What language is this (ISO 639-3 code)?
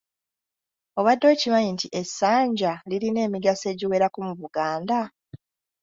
lug